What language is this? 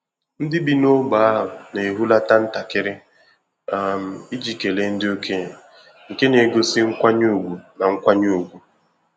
Igbo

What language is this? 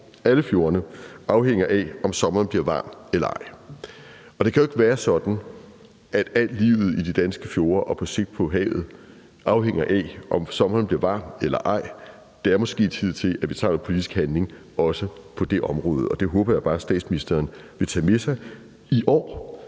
Danish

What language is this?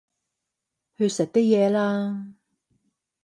Cantonese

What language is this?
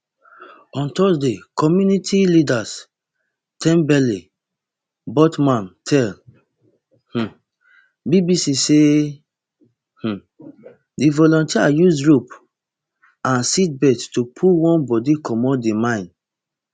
Nigerian Pidgin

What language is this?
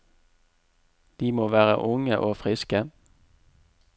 Norwegian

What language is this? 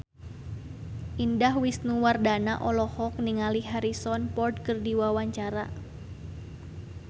Sundanese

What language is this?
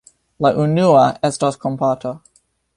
Esperanto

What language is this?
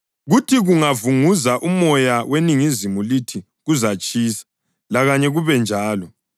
North Ndebele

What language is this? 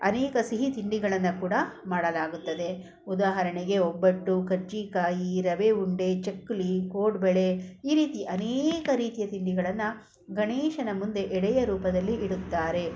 Kannada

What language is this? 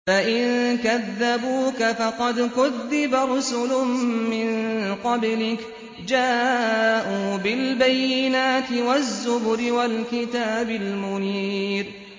Arabic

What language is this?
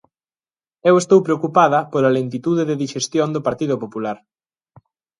Galician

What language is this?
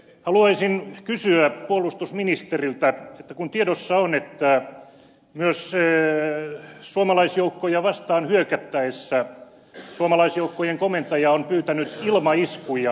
Finnish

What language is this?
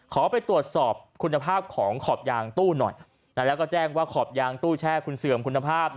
Thai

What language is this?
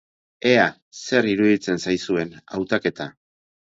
Basque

